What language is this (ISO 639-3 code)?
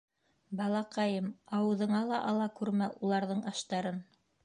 bak